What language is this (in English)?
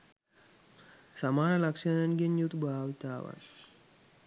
Sinhala